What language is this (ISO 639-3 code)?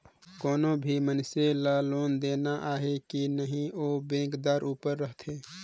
hne